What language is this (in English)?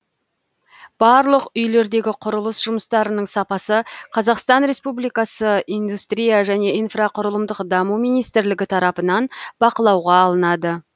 Kazakh